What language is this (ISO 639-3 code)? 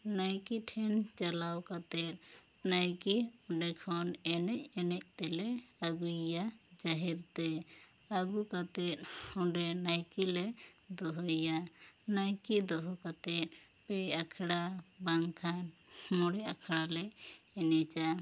sat